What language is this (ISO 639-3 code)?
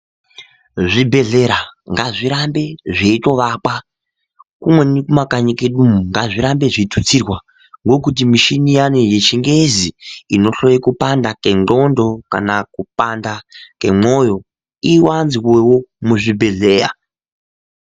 ndc